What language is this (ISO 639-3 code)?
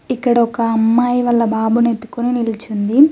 tel